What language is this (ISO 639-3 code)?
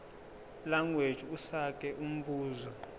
zul